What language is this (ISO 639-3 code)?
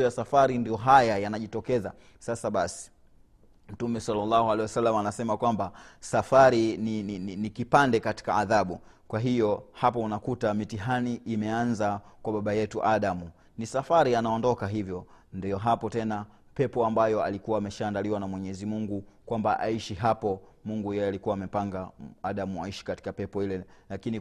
swa